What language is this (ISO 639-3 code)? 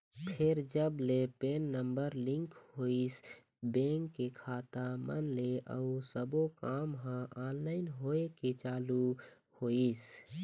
hne